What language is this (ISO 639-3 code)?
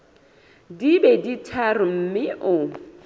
sot